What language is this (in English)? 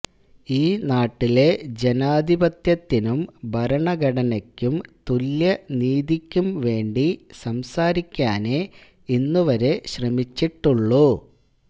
Malayalam